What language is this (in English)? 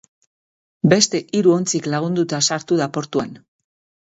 Basque